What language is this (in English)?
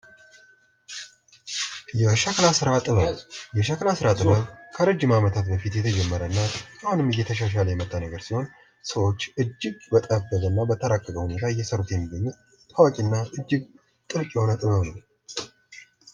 Amharic